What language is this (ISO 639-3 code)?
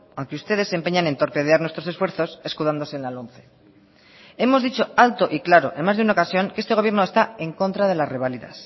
spa